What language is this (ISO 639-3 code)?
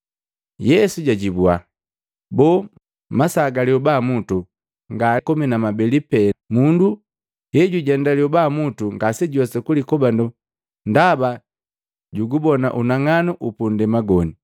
mgv